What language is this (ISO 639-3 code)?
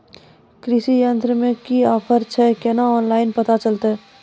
mai